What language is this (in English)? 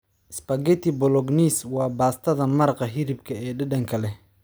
Somali